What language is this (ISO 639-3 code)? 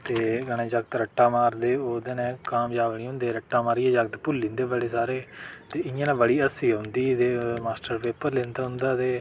doi